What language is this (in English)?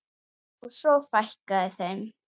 Icelandic